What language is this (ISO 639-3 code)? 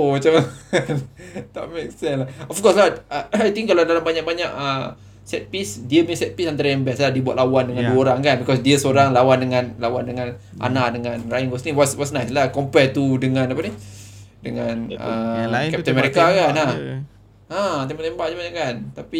msa